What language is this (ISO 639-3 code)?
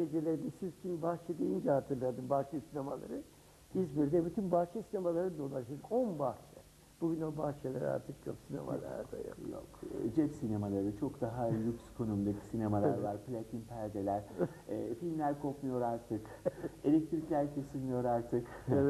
tur